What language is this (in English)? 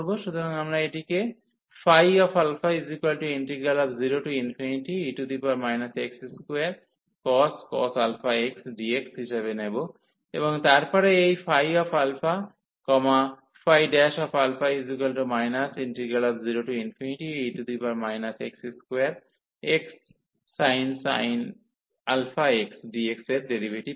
Bangla